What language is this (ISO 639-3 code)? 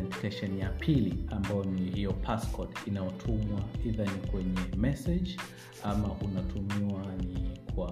swa